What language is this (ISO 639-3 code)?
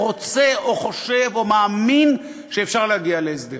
heb